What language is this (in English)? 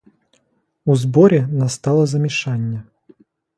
Ukrainian